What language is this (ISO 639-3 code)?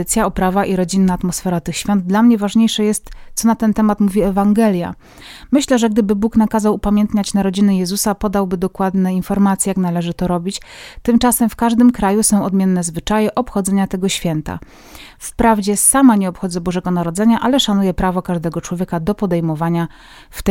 pol